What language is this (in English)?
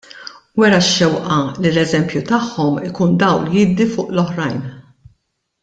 Maltese